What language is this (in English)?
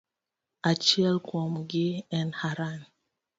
Luo (Kenya and Tanzania)